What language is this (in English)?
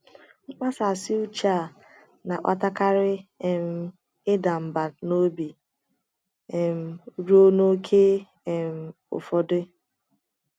Igbo